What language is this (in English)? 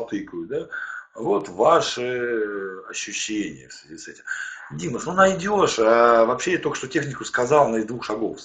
Russian